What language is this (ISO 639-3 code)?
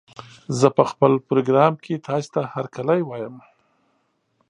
pus